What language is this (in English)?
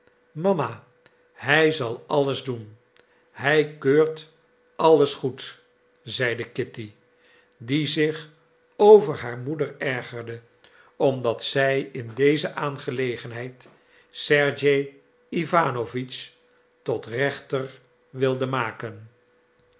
Dutch